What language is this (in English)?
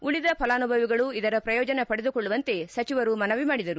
Kannada